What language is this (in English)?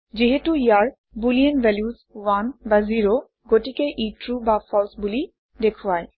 Assamese